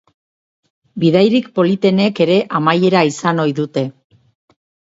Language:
Basque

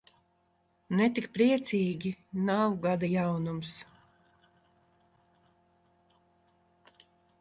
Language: Latvian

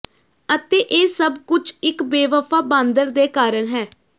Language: Punjabi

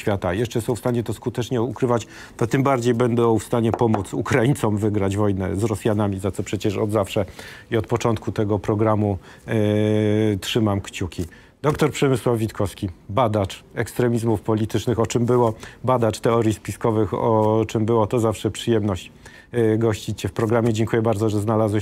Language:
Polish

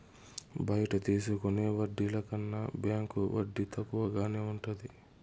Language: Telugu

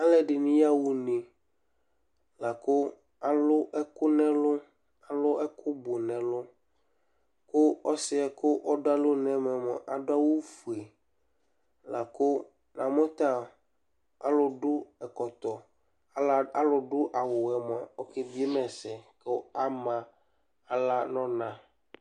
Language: Ikposo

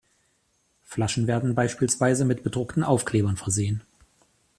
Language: German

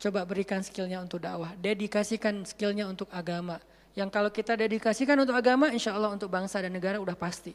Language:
Indonesian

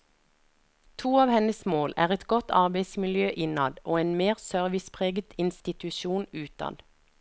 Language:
Norwegian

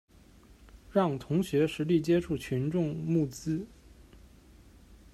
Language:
Chinese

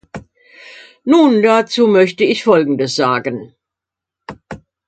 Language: German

